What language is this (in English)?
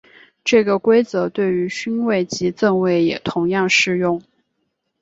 Chinese